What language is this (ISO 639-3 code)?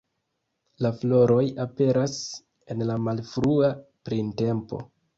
epo